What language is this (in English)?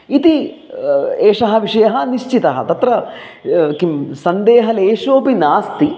Sanskrit